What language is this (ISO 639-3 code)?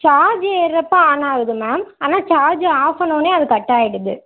tam